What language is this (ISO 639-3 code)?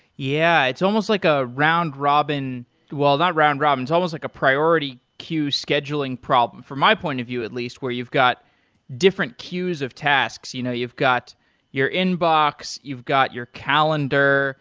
eng